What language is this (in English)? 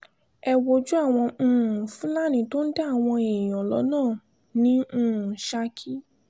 Yoruba